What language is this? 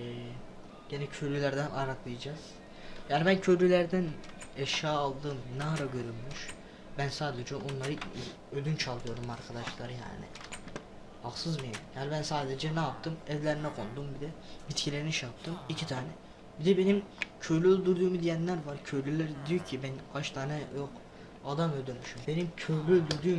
Turkish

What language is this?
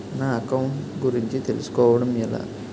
Telugu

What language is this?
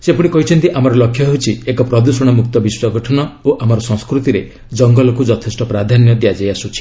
Odia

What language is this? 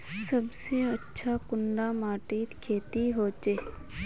Magahi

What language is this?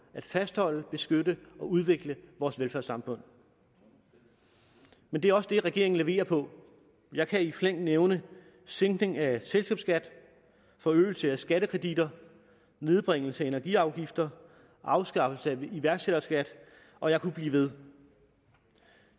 Danish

